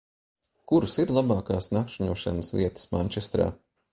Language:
Latvian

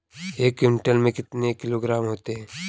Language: Hindi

